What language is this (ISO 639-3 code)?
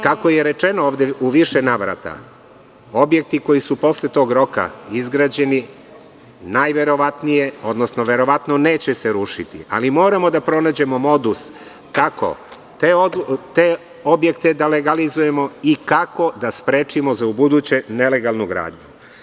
srp